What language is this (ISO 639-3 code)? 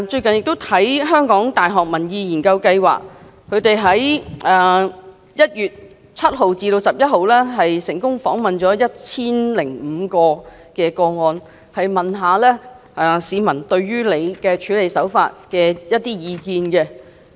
yue